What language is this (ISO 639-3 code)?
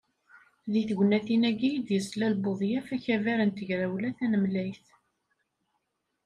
kab